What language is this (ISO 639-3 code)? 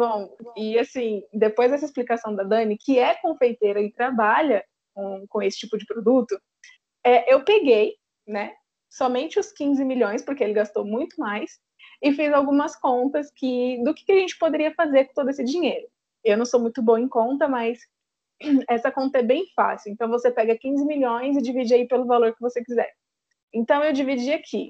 por